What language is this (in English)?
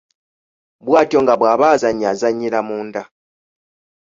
Ganda